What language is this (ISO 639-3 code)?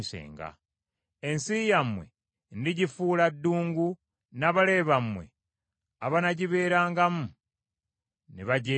lug